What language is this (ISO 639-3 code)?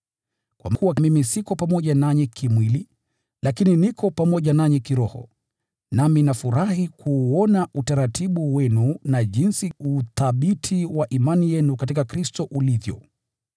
swa